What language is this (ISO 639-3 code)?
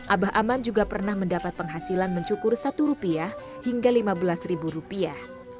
ind